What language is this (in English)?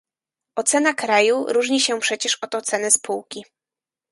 Polish